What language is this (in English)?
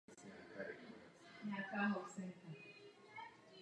Czech